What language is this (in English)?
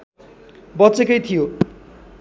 Nepali